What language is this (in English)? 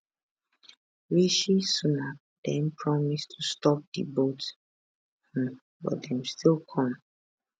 Nigerian Pidgin